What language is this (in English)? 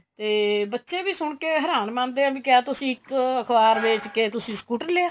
Punjabi